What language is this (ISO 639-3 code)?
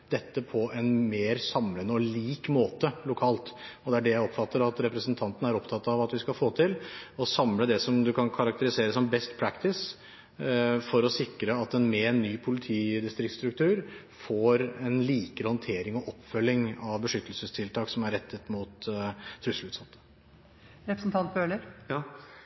nob